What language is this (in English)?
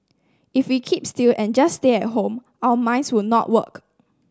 English